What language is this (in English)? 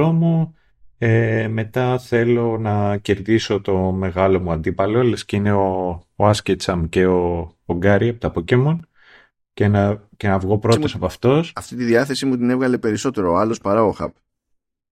Greek